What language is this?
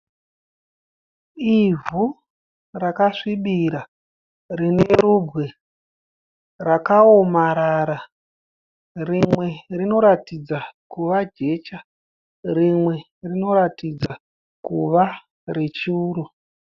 Shona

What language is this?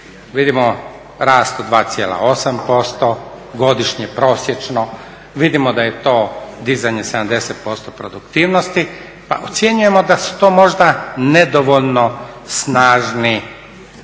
Croatian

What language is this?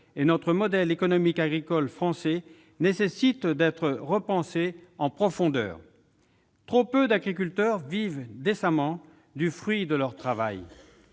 French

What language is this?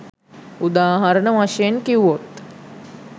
Sinhala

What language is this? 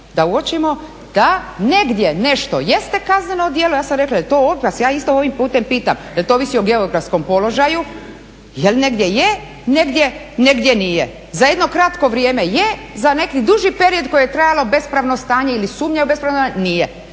Croatian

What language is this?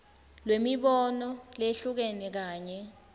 Swati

